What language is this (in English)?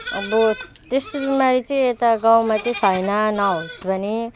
Nepali